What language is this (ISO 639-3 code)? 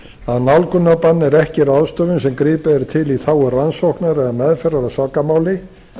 isl